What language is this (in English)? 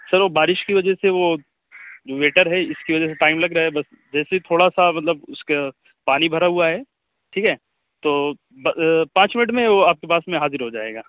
Urdu